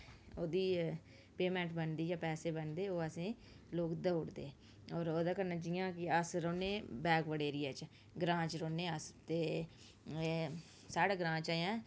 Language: Dogri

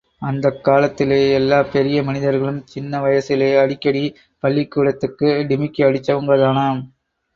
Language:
Tamil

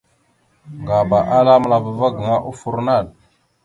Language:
Mada (Cameroon)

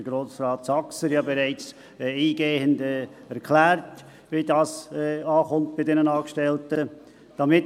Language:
Swiss German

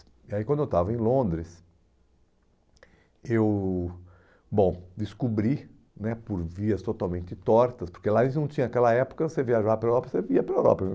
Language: Portuguese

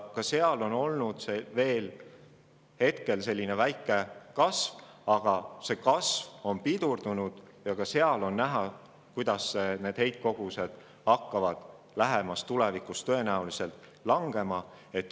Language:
Estonian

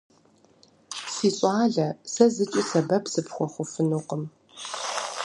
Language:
Kabardian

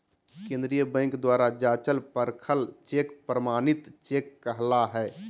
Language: Magahi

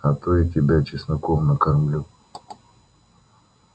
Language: Russian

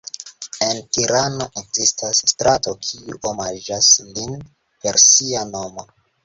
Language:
Esperanto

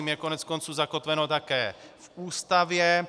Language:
Czech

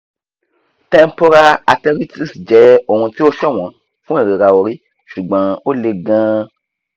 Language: Yoruba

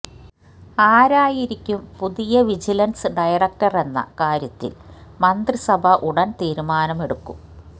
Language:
Malayalam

